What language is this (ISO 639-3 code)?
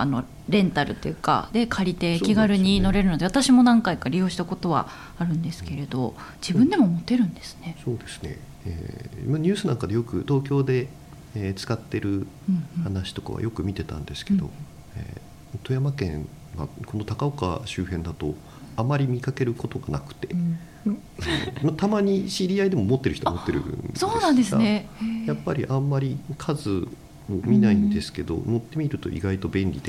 jpn